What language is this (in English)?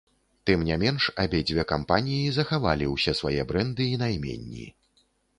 Belarusian